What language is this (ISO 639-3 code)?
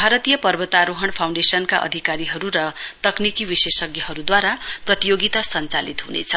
nep